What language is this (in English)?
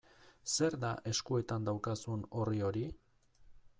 Basque